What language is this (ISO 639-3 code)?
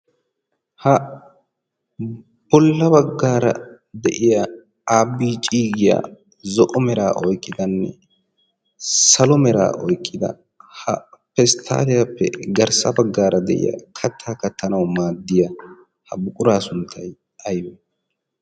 wal